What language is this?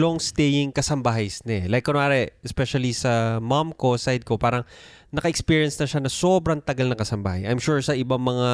Filipino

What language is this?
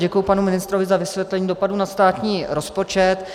Czech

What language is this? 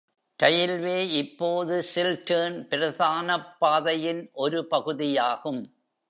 Tamil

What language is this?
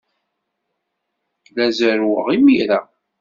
Kabyle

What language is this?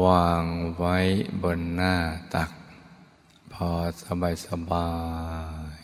Thai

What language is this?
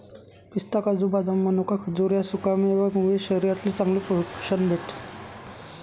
Marathi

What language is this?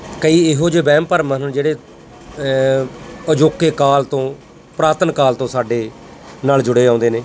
Punjabi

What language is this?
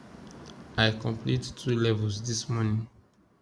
Nigerian Pidgin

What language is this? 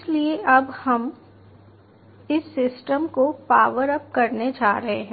Hindi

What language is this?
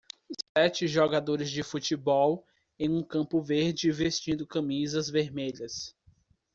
Portuguese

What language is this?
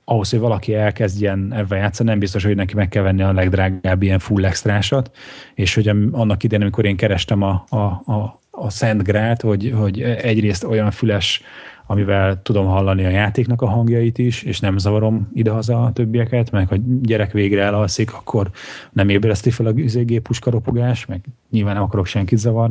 Hungarian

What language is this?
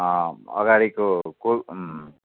Nepali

